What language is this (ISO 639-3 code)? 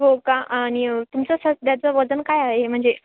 mar